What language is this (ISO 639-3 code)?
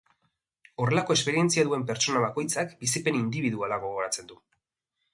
eus